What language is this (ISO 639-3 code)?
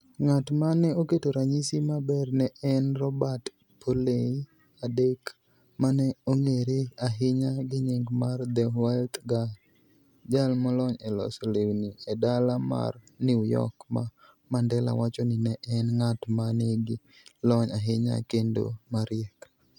luo